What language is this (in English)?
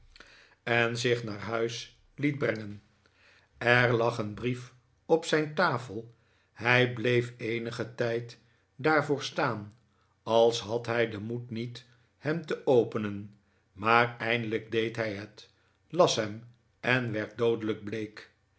Dutch